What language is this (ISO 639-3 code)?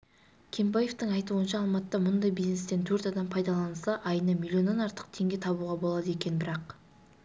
kaz